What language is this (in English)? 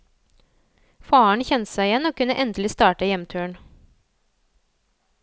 Norwegian